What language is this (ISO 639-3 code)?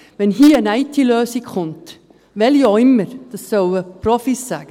gsw